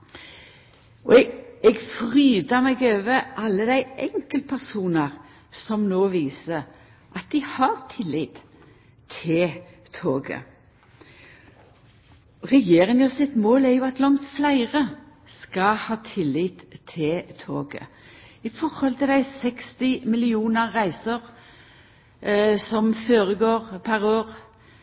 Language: Norwegian Nynorsk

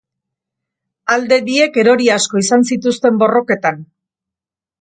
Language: Basque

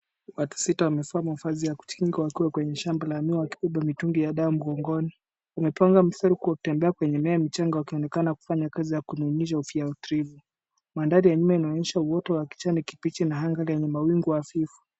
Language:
Swahili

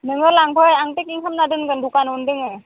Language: Bodo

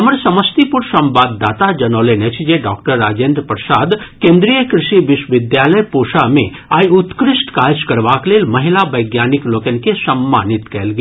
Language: Maithili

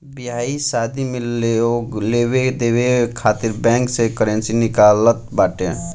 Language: Bhojpuri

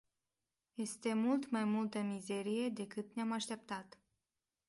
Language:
Romanian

